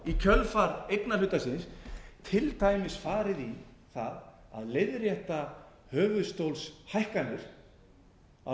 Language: Icelandic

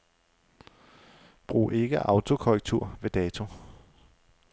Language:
Danish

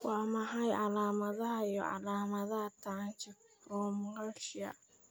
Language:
Somali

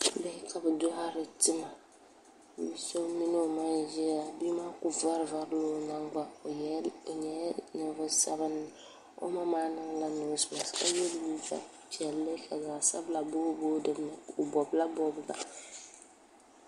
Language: Dagbani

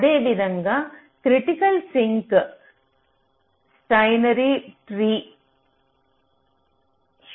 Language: Telugu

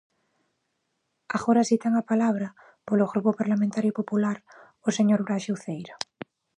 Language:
Galician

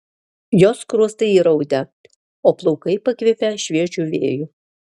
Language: Lithuanian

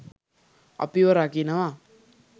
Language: Sinhala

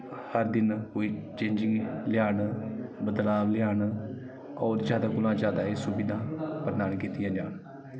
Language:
Dogri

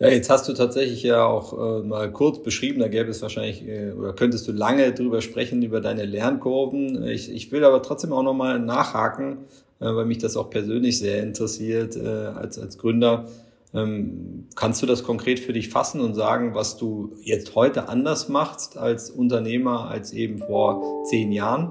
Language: German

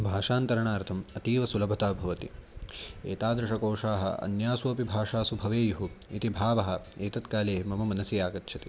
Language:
Sanskrit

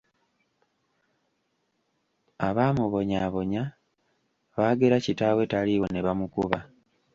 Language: Ganda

